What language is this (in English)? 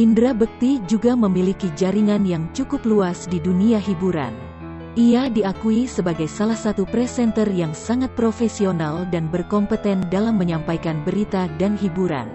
Indonesian